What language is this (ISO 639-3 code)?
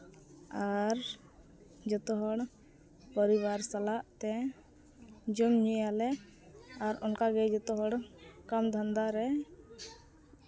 sat